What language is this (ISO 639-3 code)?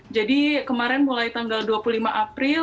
ind